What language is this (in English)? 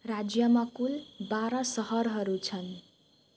Nepali